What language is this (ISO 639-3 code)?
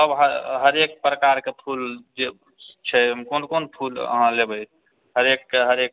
mai